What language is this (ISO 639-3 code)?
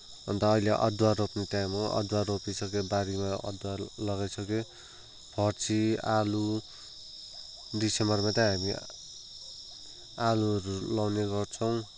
nep